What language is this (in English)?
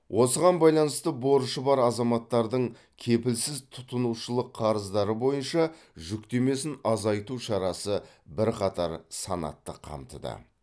Kazakh